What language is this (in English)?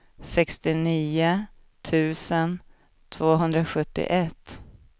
Swedish